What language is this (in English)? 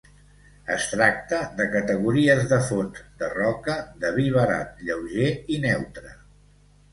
Catalan